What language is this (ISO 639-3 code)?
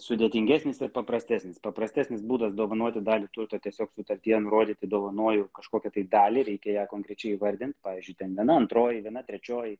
lit